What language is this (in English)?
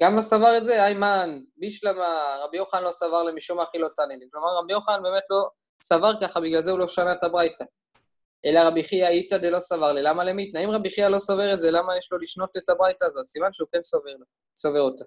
Hebrew